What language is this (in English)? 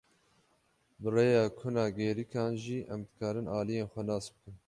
Kurdish